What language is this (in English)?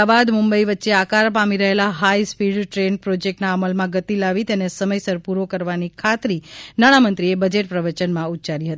Gujarati